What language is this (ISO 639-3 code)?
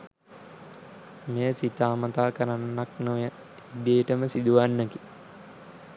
sin